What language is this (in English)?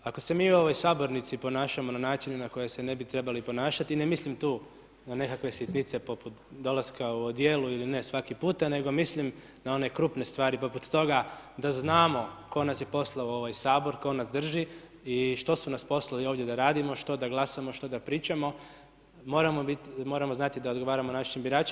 Croatian